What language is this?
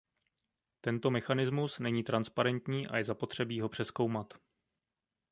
Czech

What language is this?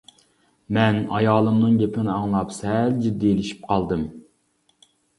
Uyghur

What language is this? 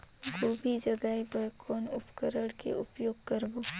Chhattisgarhi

